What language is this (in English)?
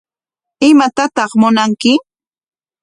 Corongo Ancash Quechua